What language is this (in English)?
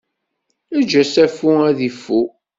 Kabyle